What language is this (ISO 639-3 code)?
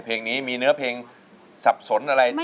tha